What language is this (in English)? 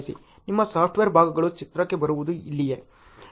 Kannada